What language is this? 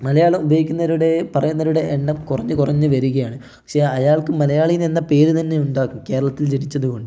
Malayalam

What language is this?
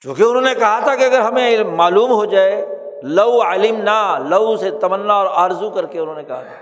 Urdu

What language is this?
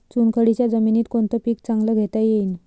Marathi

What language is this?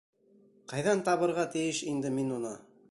Bashkir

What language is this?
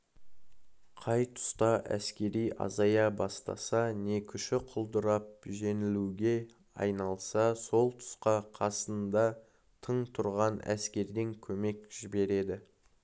Kazakh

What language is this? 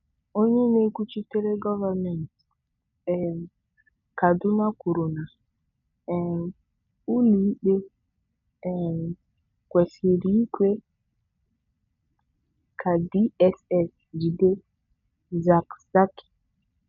Igbo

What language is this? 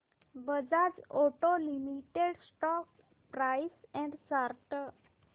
Marathi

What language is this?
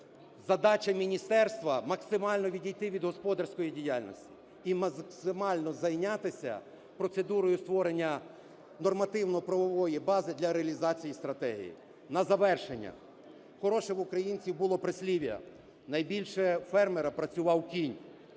Ukrainian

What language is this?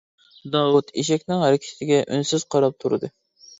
Uyghur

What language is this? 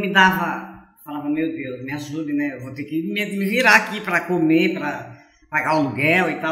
Portuguese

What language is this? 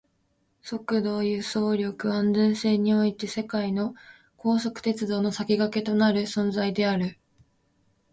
Japanese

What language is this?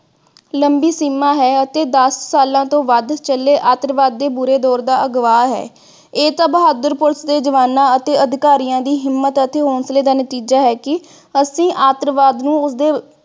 Punjabi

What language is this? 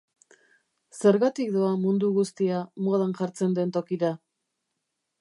Basque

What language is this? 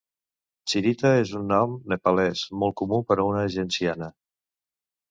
Catalan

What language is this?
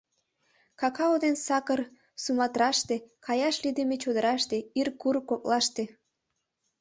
Mari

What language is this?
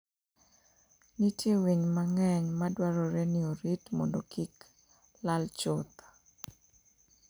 Luo (Kenya and Tanzania)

